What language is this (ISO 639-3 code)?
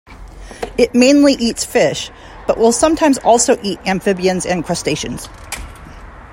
eng